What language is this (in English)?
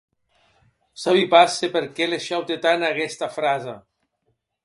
Occitan